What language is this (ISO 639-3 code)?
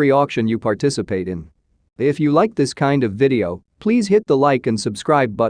eng